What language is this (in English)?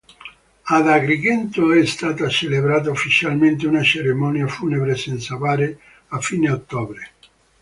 Italian